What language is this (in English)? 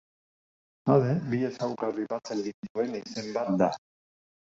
Basque